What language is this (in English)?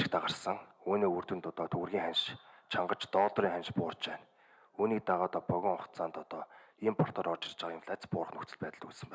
Korean